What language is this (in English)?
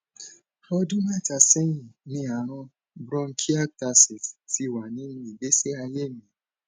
Yoruba